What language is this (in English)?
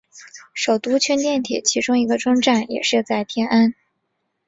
Chinese